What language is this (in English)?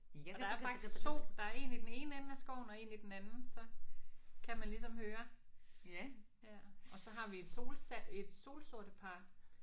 Danish